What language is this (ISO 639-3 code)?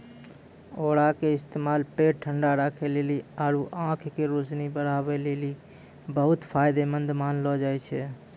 mai